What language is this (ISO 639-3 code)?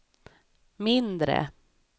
swe